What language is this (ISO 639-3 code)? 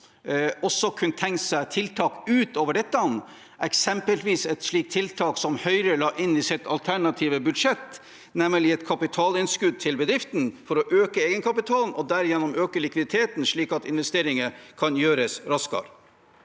nor